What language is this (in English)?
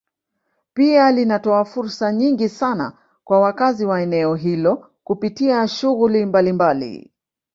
Swahili